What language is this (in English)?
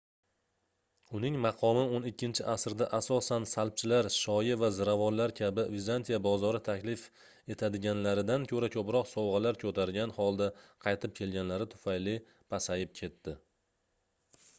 Uzbek